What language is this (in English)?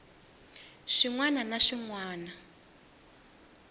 Tsonga